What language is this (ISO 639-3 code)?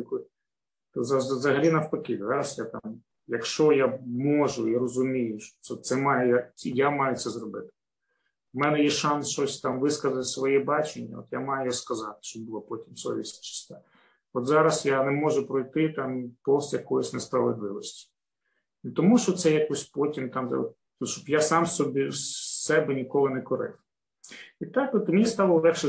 ukr